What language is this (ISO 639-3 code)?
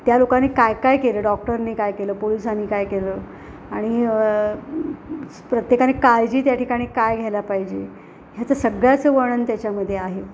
mar